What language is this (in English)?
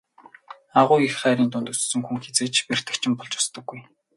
Mongolian